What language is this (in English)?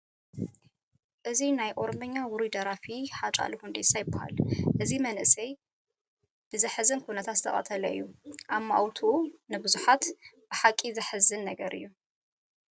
Tigrinya